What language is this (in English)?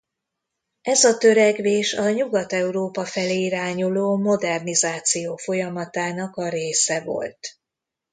Hungarian